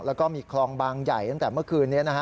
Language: Thai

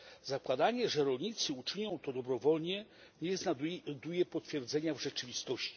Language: Polish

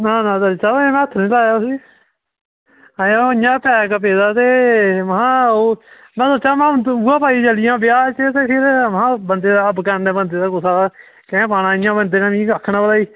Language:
Dogri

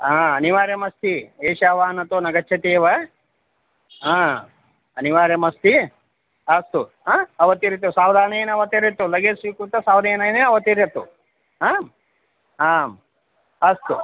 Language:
Sanskrit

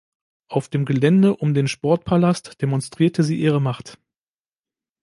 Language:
German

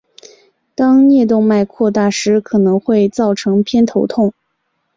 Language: Chinese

